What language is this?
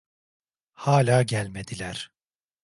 Turkish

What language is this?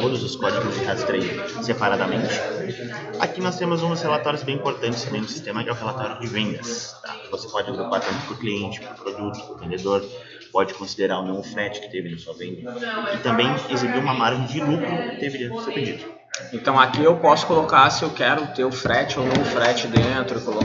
Portuguese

